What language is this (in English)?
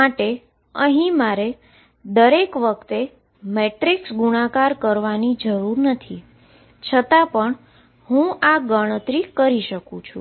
Gujarati